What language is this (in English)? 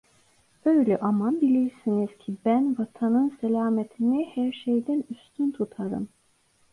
Turkish